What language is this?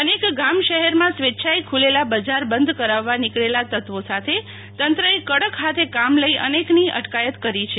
Gujarati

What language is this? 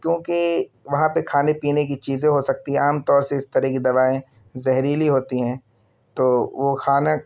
Urdu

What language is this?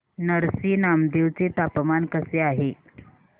Marathi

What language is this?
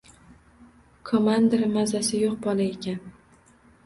Uzbek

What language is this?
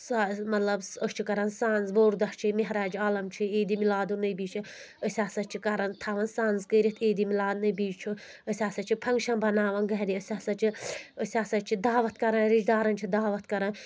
Kashmiri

